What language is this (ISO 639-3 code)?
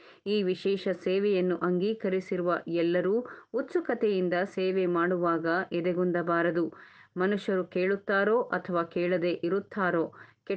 kan